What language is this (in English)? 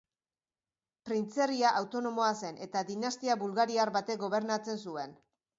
Basque